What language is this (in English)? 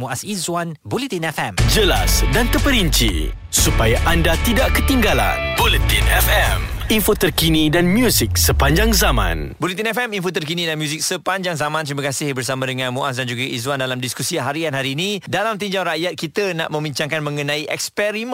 Malay